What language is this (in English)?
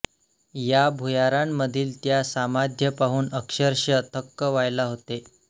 Marathi